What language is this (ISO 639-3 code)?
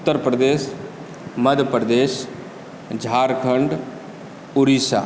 mai